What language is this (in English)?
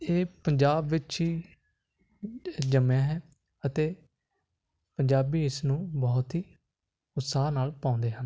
Punjabi